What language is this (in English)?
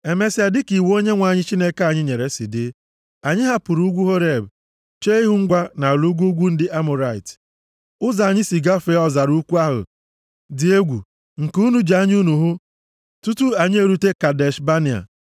Igbo